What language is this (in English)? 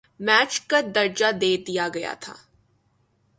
Urdu